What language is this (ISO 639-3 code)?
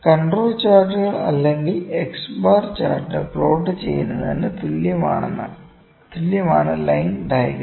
mal